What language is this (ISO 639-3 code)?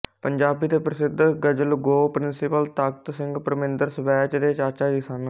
pan